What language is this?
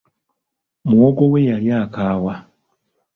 Ganda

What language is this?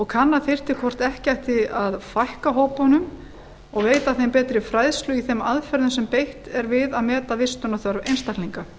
Icelandic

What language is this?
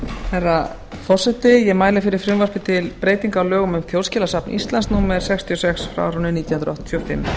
Icelandic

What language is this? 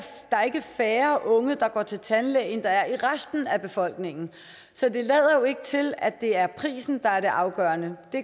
Danish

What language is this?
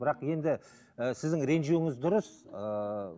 Kazakh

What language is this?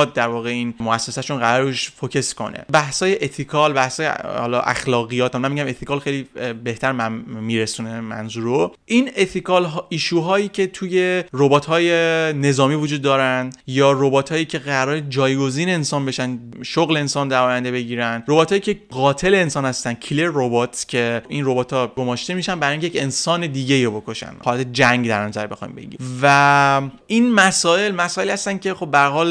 Persian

